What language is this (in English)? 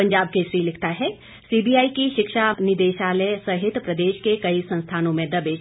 Hindi